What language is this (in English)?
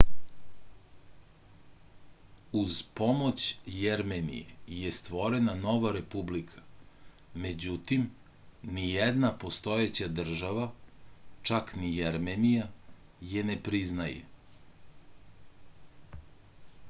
Serbian